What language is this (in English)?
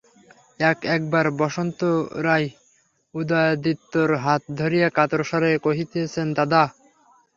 Bangla